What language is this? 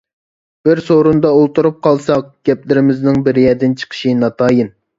Uyghur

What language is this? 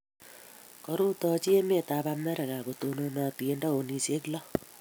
Kalenjin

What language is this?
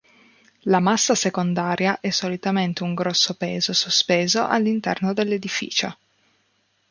Italian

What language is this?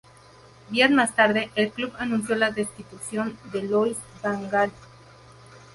Spanish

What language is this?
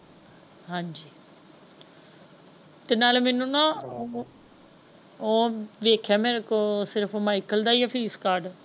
Punjabi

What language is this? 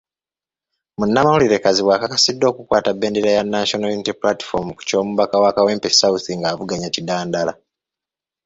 Ganda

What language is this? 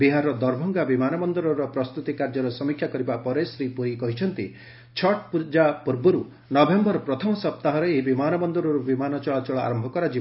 Odia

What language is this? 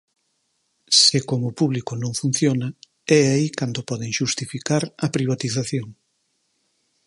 Galician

